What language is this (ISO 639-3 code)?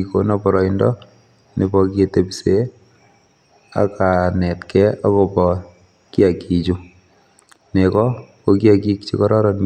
kln